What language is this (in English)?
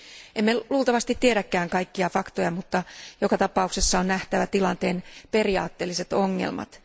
Finnish